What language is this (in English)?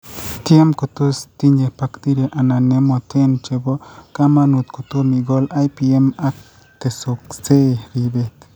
Kalenjin